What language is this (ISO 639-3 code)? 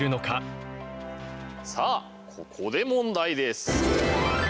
jpn